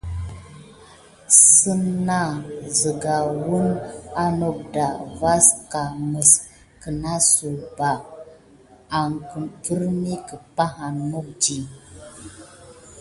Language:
Gidar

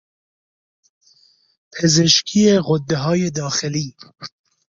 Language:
Persian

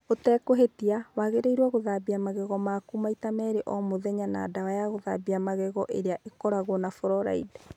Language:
Kikuyu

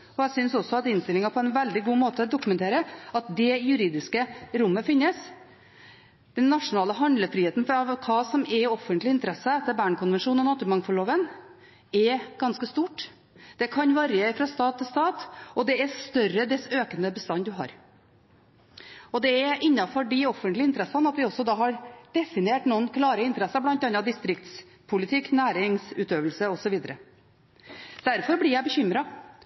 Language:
Norwegian Bokmål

